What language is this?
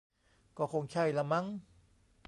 Thai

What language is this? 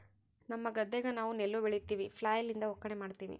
Kannada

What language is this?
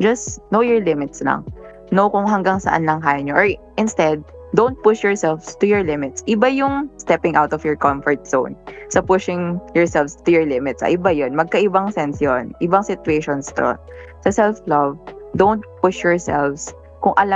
Filipino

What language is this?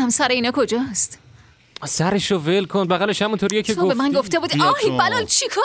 Persian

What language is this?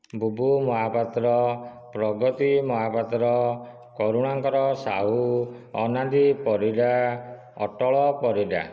Odia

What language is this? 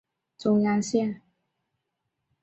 Chinese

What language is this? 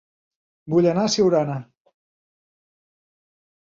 Catalan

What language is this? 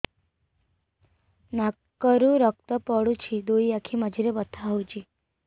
Odia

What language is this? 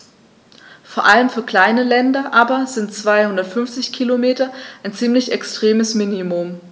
German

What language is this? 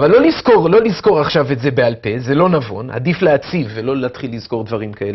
Hebrew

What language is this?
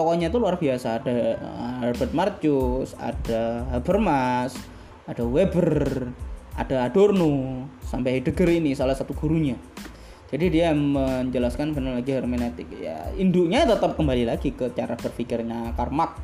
Indonesian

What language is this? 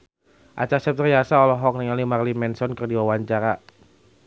Sundanese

